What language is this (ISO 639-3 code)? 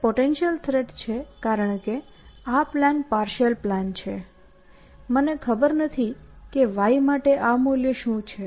guj